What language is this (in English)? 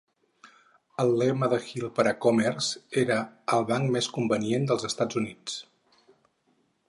Catalan